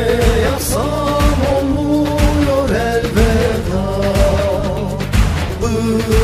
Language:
Turkish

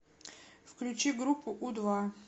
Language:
Russian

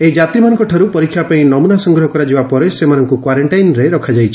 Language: Odia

